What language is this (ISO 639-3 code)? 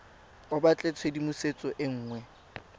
tsn